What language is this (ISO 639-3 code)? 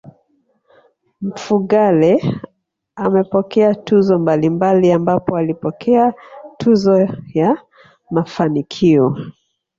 swa